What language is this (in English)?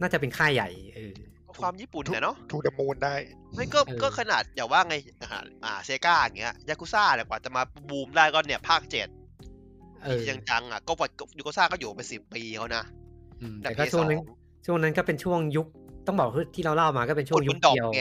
Thai